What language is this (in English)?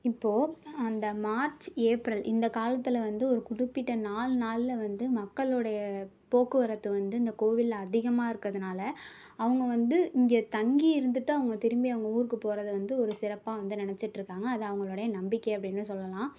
Tamil